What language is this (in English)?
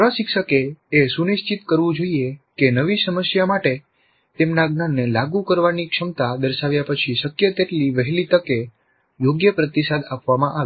Gujarati